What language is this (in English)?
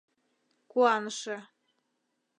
Mari